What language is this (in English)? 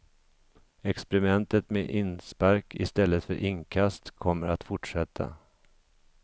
Swedish